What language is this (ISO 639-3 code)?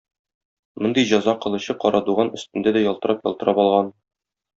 tat